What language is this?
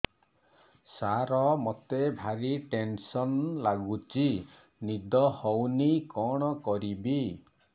Odia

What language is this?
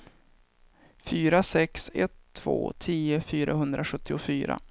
Swedish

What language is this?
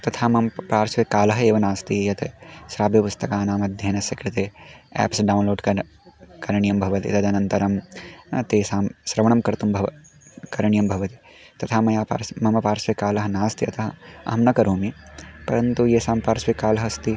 Sanskrit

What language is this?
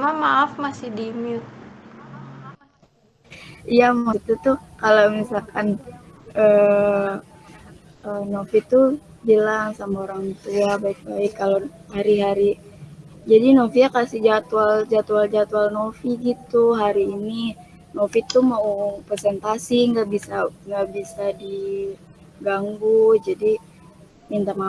Indonesian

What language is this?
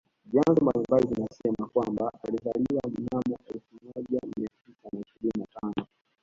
Swahili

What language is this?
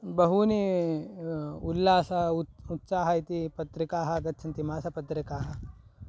Sanskrit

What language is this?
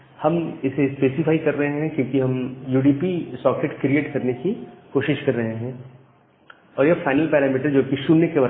Hindi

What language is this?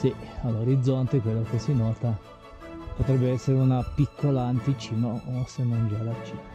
Italian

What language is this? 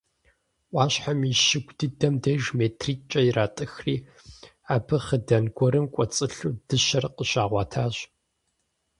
Kabardian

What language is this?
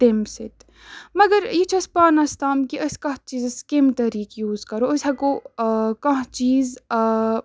Kashmiri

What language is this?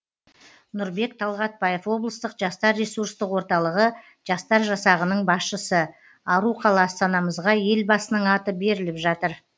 Kazakh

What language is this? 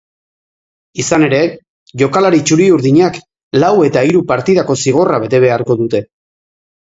Basque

